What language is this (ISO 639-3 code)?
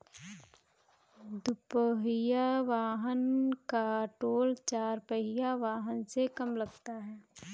hin